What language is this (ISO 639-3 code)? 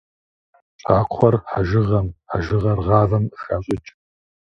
kbd